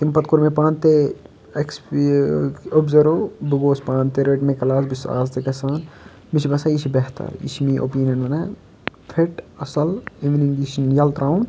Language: Kashmiri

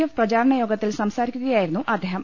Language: Malayalam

